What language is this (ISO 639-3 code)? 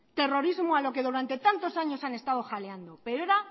spa